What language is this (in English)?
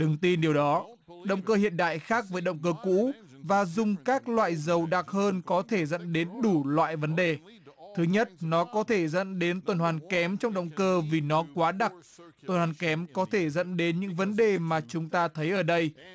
Vietnamese